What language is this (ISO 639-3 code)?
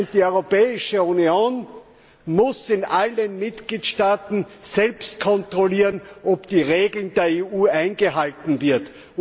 deu